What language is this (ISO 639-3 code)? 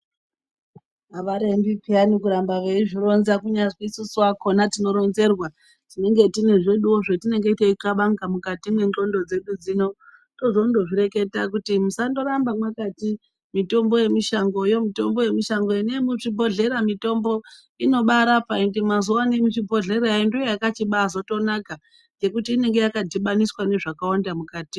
ndc